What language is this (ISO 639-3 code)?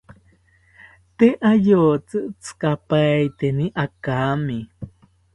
cpy